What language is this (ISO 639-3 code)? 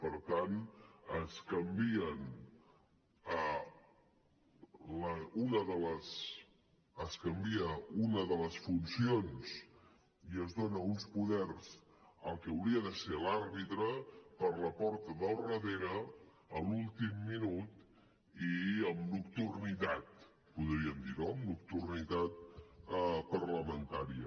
cat